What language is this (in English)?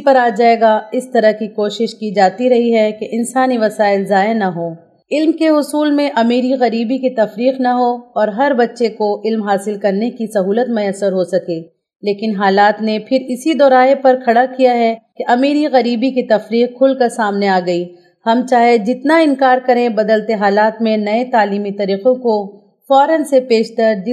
Urdu